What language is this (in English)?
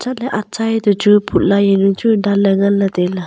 Wancho Naga